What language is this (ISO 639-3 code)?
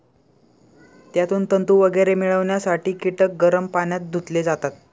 mar